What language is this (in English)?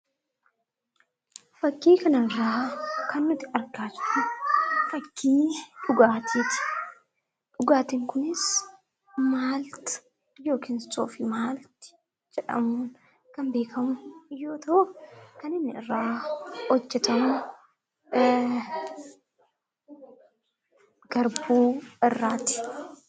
Oromo